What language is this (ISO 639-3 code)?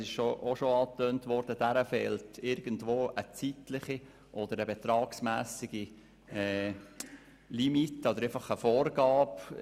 gsw